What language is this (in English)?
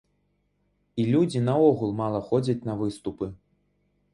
Belarusian